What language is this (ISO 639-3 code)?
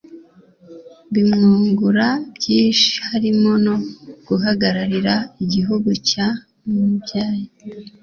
kin